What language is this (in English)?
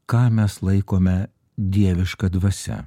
Lithuanian